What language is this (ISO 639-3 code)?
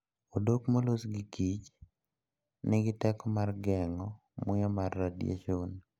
luo